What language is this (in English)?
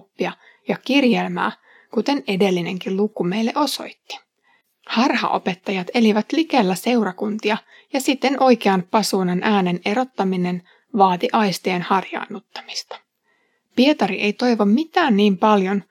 Finnish